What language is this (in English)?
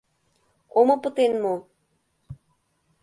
Mari